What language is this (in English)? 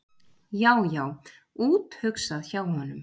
Icelandic